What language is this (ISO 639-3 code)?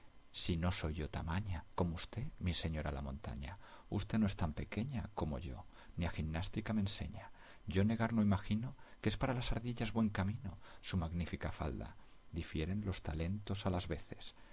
spa